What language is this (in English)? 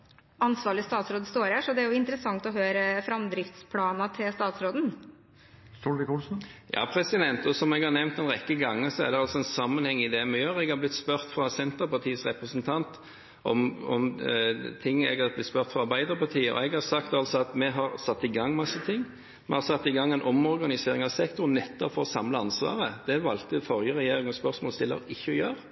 Norwegian Bokmål